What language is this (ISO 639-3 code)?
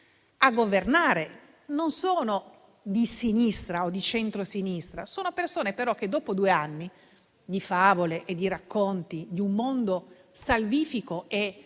ita